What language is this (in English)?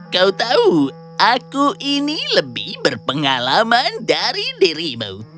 Indonesian